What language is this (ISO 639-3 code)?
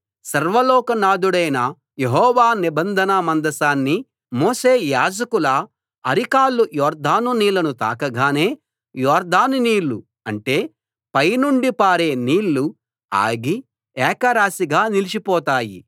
tel